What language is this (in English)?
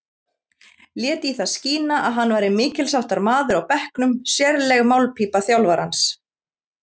Icelandic